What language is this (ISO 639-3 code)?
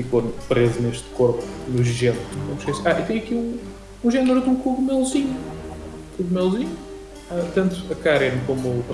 por